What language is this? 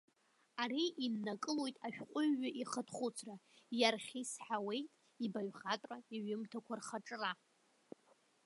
Abkhazian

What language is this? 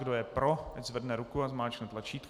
Czech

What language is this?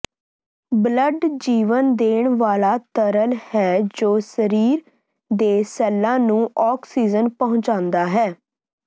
Punjabi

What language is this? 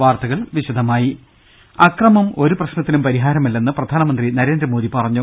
Malayalam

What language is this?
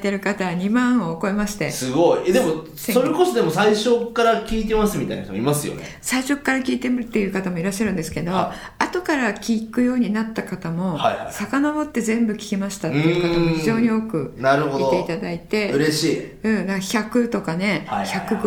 Japanese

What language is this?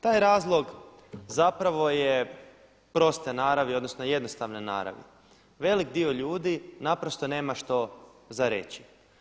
Croatian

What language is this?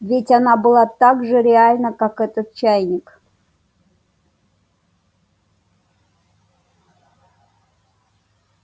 Russian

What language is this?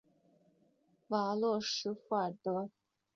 Chinese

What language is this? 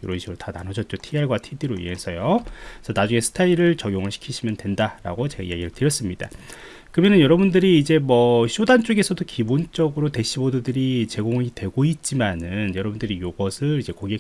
Korean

